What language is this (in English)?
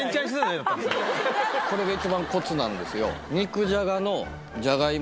Japanese